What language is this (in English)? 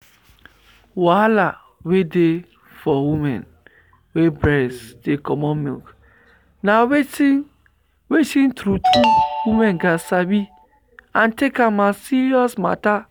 Nigerian Pidgin